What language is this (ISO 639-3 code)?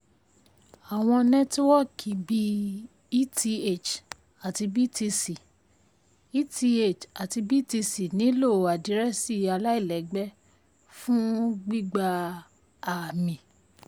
yor